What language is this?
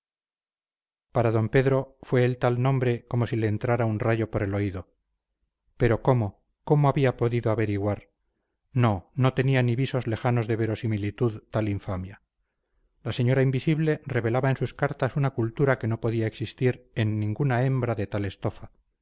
Spanish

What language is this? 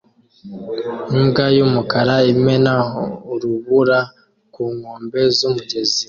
Kinyarwanda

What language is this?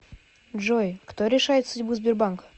Russian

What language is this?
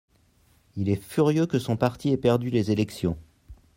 French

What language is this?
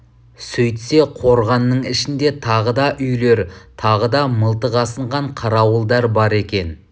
Kazakh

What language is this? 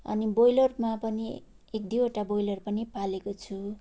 Nepali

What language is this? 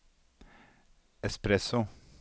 Norwegian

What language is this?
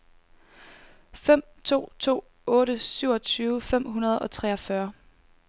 Danish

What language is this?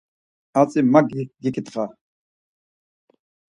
Laz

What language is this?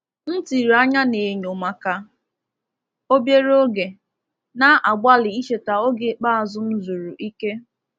Igbo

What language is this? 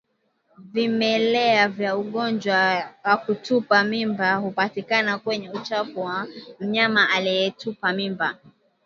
Swahili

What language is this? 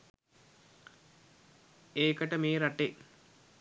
Sinhala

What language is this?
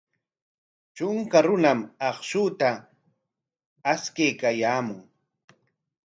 Corongo Ancash Quechua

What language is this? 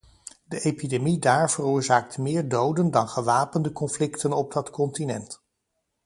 Dutch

